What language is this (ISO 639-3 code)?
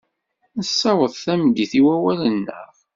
kab